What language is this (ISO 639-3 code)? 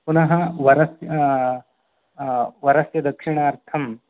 san